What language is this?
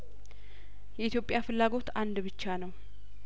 Amharic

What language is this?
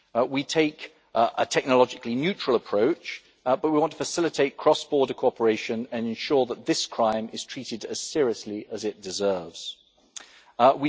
English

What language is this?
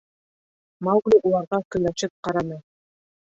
Bashkir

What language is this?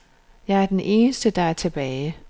Danish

